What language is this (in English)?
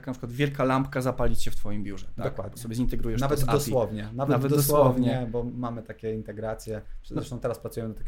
Polish